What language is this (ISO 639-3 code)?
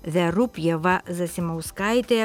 lit